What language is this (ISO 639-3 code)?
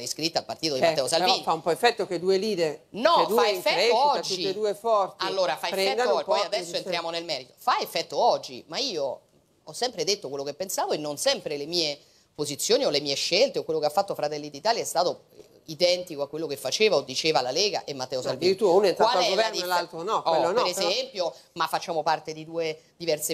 ita